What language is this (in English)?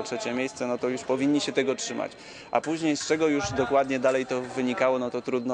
Polish